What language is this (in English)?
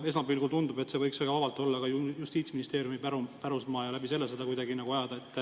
Estonian